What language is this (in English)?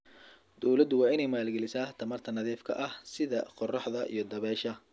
Somali